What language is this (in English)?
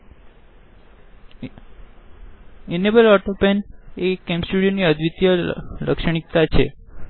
Gujarati